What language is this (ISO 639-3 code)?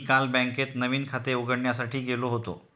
mar